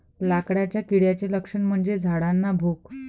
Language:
Marathi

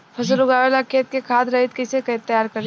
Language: Bhojpuri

